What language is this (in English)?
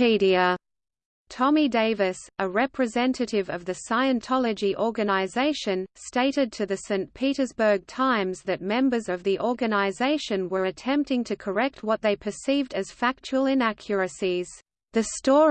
English